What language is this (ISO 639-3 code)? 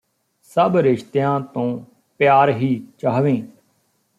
pan